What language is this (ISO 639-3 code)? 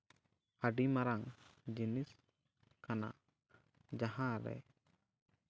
sat